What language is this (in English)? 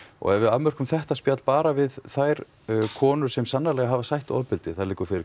Icelandic